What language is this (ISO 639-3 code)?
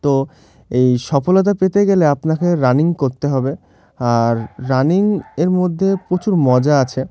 ben